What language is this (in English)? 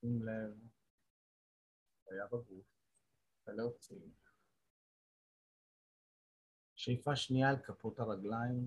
Hebrew